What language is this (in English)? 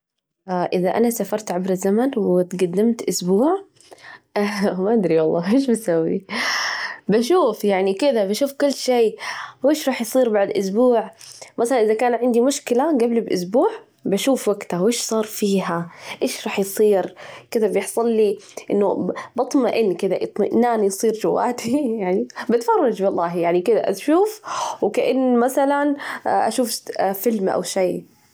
Najdi Arabic